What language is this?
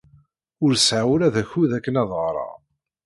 Kabyle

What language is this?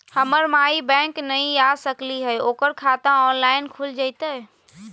Magahi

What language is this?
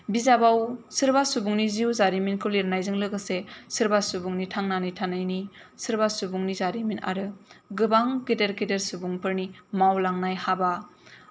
Bodo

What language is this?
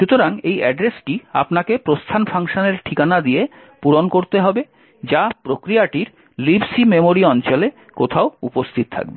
Bangla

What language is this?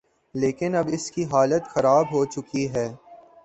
Urdu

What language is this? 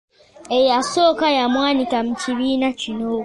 Ganda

